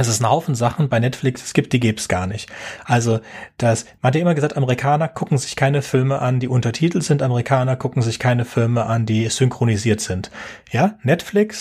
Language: German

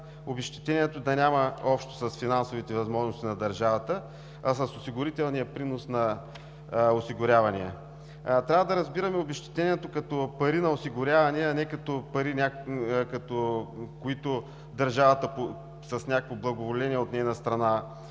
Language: Bulgarian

